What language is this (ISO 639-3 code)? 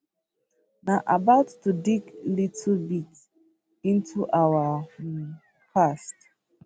pcm